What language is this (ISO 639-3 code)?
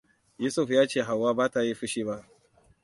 hau